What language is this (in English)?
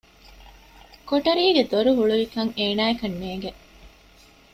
Divehi